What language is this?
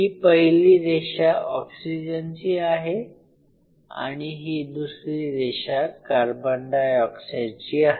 Marathi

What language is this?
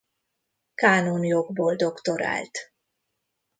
Hungarian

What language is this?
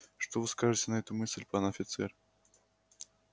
Russian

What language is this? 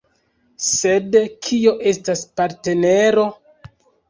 Esperanto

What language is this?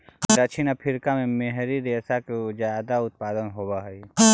Magahi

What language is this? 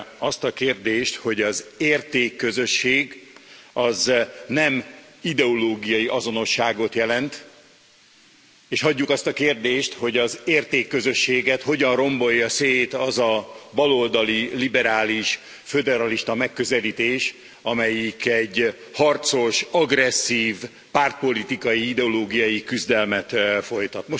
Hungarian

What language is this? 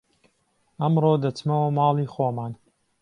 Central Kurdish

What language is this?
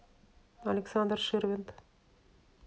Russian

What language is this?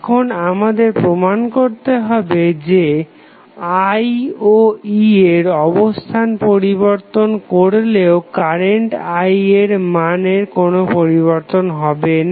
Bangla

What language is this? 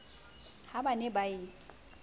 Southern Sotho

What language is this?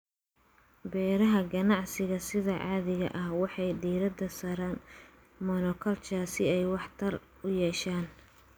Somali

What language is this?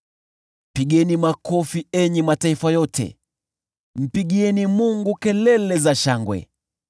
Swahili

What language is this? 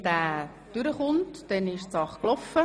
Swiss German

